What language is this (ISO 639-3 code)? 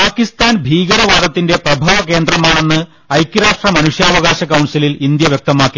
mal